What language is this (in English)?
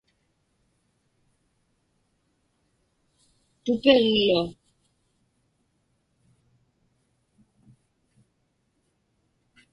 Inupiaq